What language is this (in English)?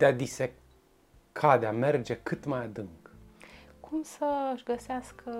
Romanian